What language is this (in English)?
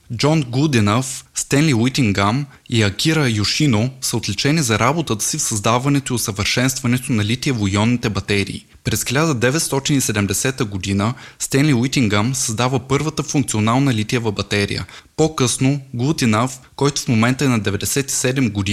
Bulgarian